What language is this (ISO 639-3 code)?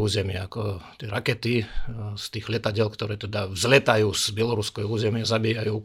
slk